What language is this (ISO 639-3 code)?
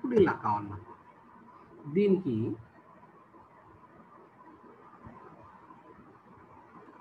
tha